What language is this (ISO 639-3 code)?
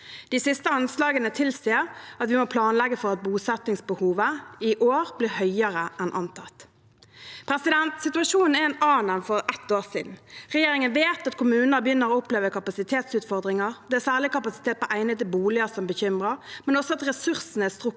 nor